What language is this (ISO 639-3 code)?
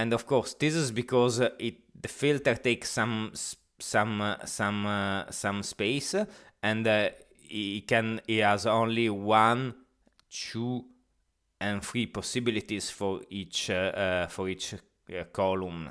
eng